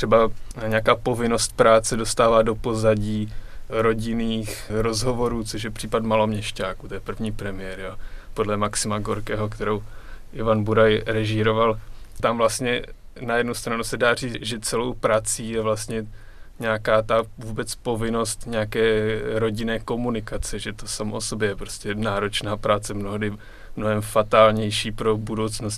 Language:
Czech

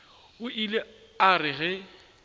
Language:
Northern Sotho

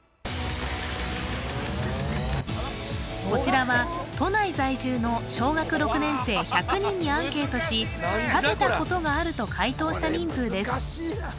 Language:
Japanese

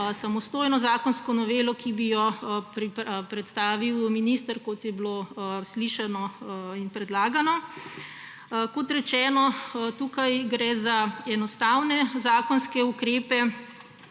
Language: Slovenian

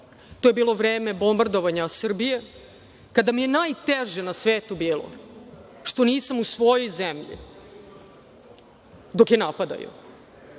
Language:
Serbian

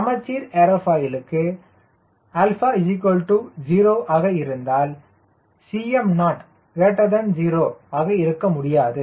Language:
Tamil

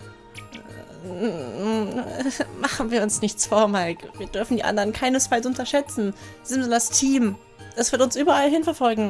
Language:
German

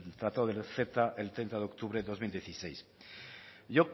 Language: Spanish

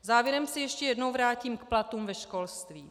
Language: Czech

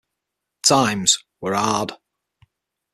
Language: English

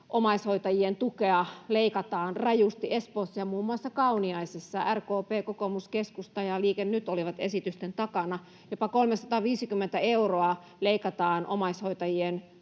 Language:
Finnish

